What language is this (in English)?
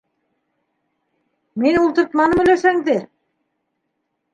Bashkir